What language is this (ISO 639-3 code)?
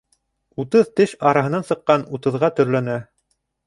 bak